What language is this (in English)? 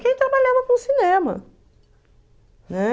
Portuguese